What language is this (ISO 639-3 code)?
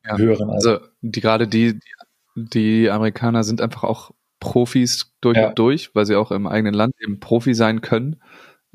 deu